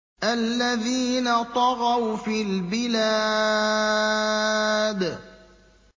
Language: Arabic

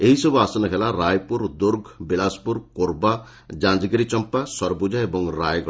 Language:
Odia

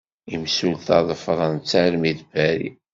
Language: Kabyle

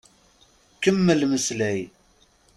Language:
Kabyle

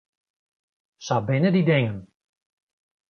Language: Western Frisian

